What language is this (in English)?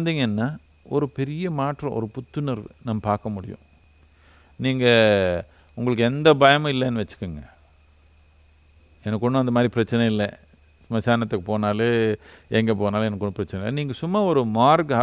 Tamil